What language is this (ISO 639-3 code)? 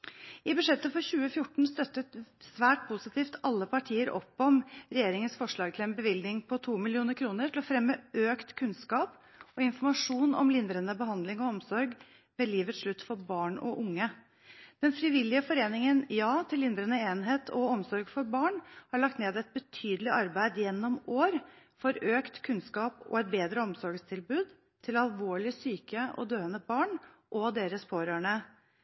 nob